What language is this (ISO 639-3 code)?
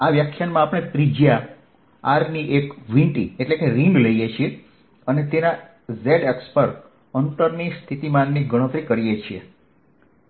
guj